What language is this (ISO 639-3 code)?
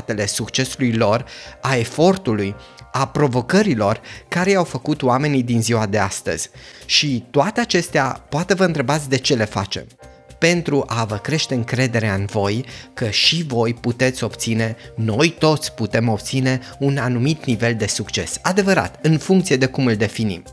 ron